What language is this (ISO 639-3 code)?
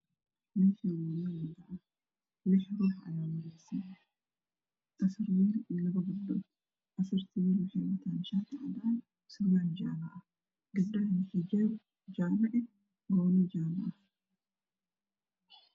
som